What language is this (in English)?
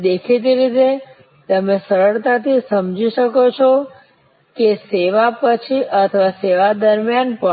Gujarati